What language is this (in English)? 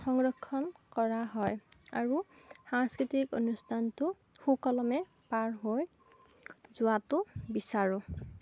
Assamese